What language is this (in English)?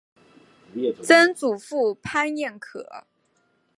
Chinese